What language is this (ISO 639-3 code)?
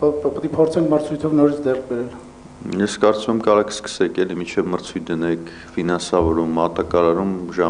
ron